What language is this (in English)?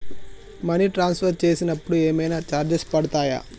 Telugu